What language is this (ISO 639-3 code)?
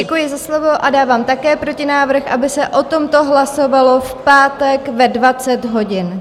ces